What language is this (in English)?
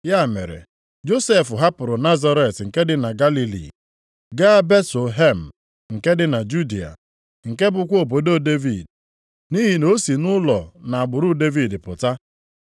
Igbo